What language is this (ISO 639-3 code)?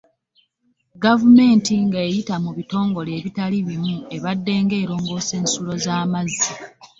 lug